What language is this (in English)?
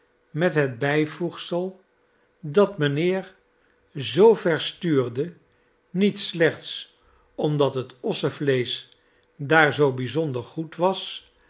Dutch